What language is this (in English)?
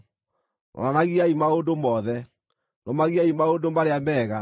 Kikuyu